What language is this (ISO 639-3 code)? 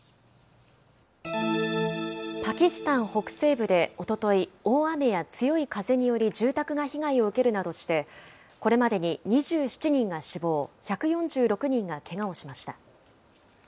jpn